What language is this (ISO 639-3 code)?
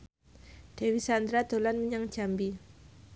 jav